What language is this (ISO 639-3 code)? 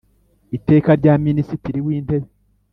kin